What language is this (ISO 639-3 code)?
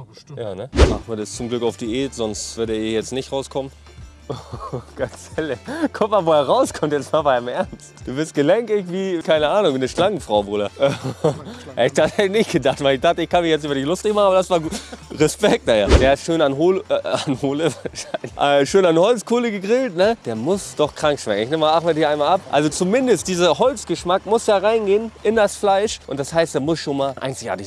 deu